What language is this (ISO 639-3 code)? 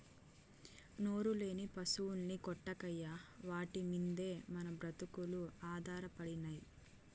tel